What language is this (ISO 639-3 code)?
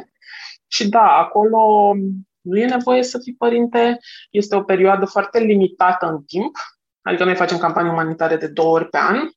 ron